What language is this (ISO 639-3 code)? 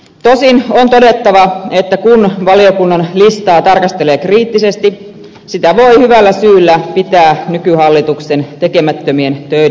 fin